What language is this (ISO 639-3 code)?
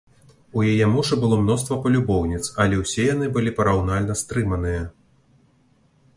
bel